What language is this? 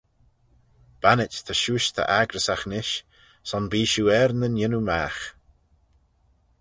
Manx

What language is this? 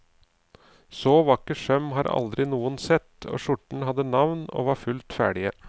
Norwegian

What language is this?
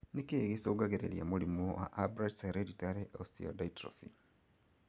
Kikuyu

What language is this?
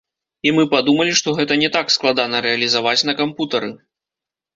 Belarusian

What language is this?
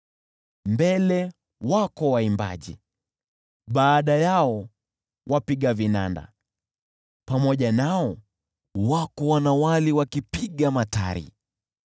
Swahili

